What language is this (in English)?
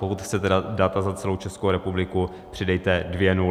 Czech